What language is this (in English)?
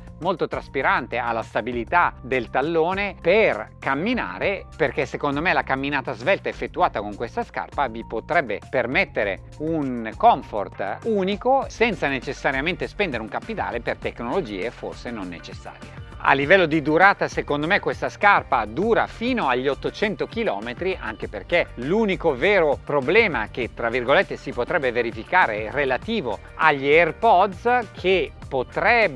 Italian